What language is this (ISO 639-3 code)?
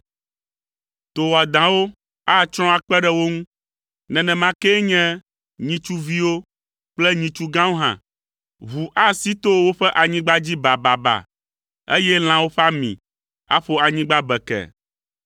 ewe